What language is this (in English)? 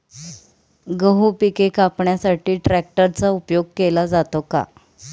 Marathi